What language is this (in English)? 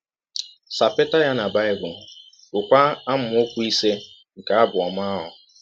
Igbo